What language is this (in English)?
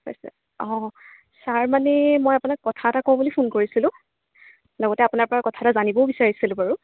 Assamese